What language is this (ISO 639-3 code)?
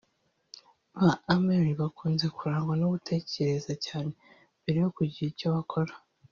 kin